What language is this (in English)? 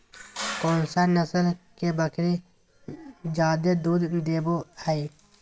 Magahi